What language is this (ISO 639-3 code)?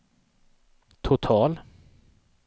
swe